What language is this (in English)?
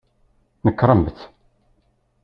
Kabyle